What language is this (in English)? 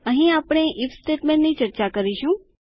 Gujarati